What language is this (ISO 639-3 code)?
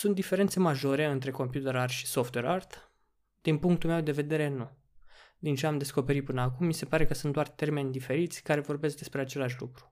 ron